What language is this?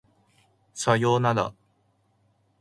Japanese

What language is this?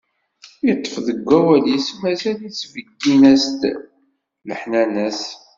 Kabyle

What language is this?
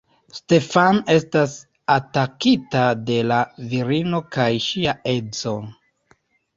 Esperanto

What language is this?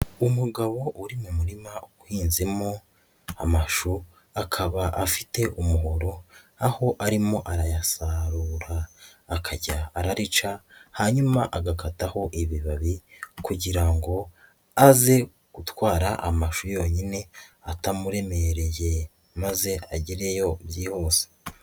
Kinyarwanda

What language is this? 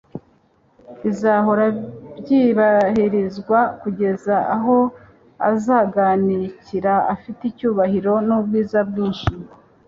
Kinyarwanda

